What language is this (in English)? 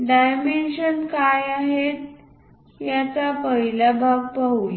Marathi